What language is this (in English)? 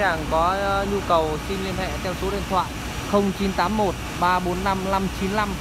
Vietnamese